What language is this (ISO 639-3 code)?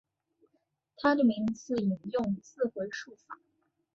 zho